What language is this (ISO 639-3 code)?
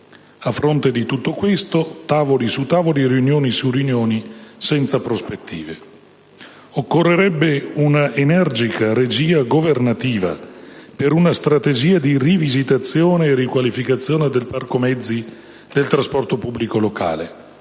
ita